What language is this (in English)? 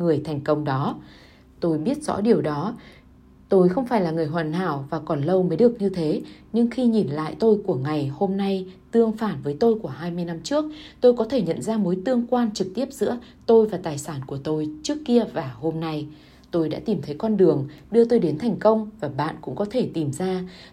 Vietnamese